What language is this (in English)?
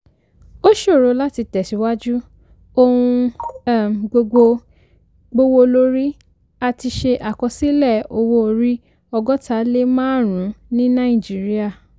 Yoruba